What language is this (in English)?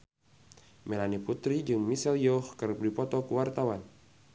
Sundanese